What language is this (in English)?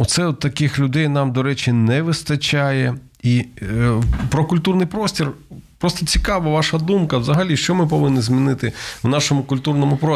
Ukrainian